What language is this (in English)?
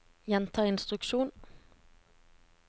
Norwegian